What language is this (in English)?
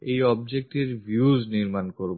Bangla